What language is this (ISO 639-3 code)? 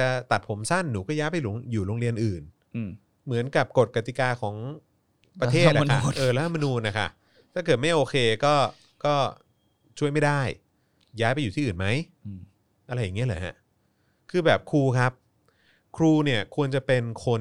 tha